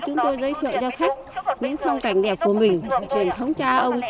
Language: Vietnamese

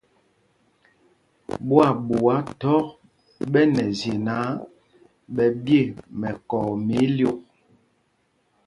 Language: Mpumpong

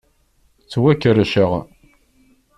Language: Kabyle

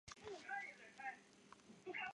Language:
Chinese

